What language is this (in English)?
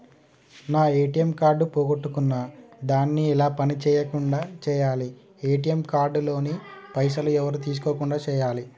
Telugu